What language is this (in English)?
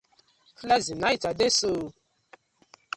Nigerian Pidgin